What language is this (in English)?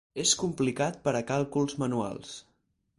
Catalan